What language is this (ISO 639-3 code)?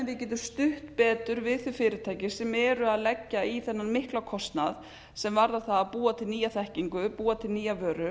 isl